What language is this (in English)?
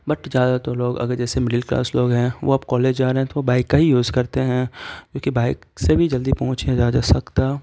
Urdu